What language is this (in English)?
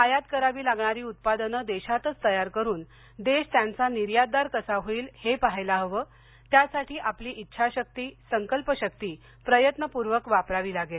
Marathi